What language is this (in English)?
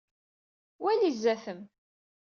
Kabyle